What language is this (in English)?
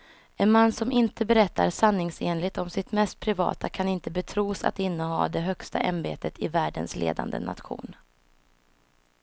Swedish